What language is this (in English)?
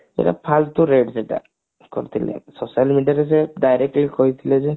Odia